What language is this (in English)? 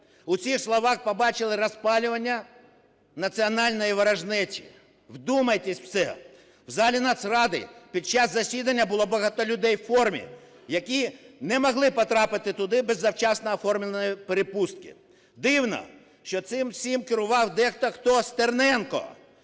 Ukrainian